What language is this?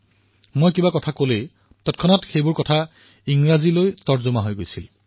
Assamese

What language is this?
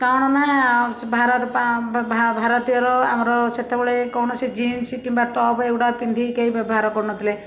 Odia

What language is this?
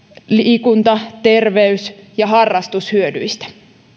Finnish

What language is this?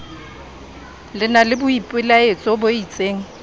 Southern Sotho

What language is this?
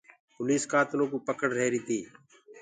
Gurgula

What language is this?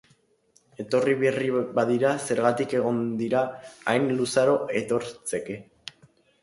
Basque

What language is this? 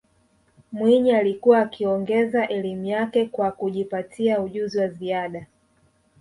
Swahili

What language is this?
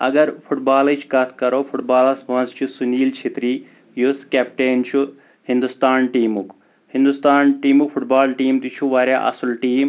Kashmiri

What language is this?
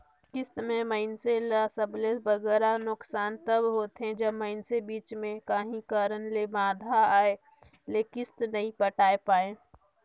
Chhattisgarhi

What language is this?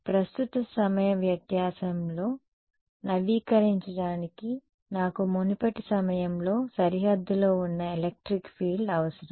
Telugu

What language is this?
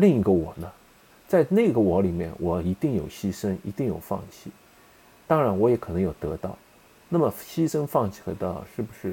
Chinese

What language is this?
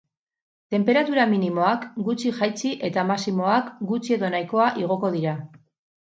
Basque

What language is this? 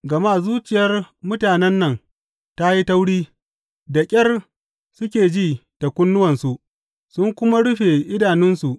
Hausa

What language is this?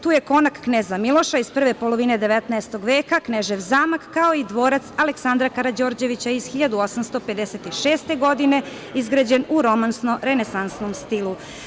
Serbian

